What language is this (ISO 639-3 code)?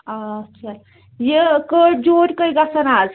kas